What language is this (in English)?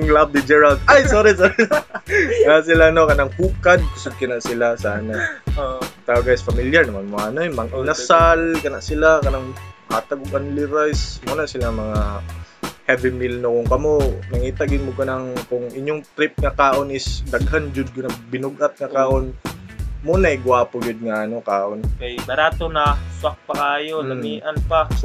Filipino